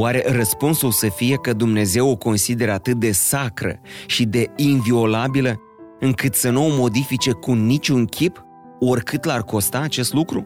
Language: Romanian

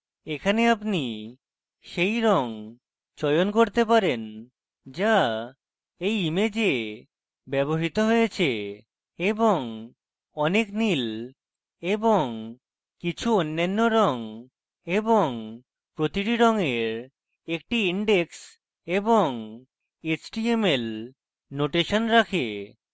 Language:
Bangla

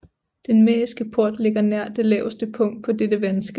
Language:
Danish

